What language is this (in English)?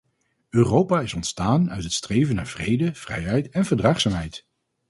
Dutch